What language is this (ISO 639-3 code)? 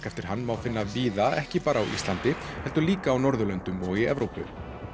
isl